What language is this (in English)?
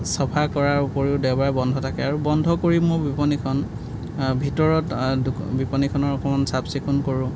Assamese